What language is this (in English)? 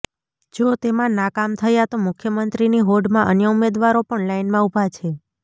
Gujarati